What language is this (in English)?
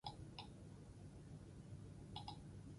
Basque